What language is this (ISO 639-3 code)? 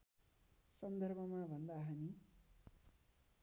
nep